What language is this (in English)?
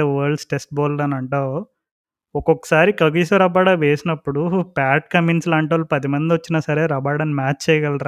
Telugu